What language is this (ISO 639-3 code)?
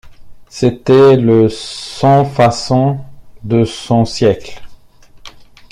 fra